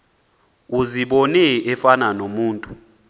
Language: Xhosa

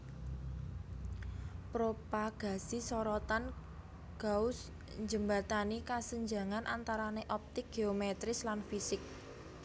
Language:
Javanese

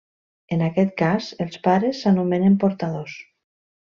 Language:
Catalan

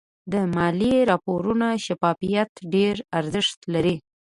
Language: Pashto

